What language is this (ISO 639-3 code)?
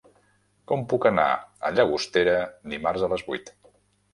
cat